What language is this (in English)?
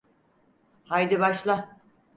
Turkish